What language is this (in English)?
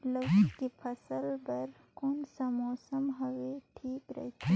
Chhattisgarhi